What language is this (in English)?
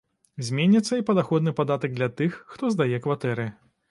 Belarusian